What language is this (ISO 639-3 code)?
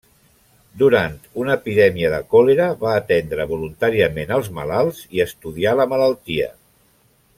cat